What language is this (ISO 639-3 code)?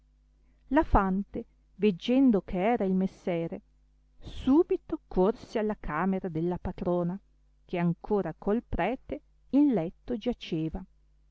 ita